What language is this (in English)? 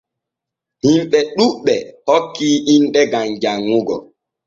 Borgu Fulfulde